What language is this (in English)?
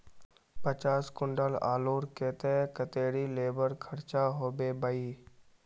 Magahi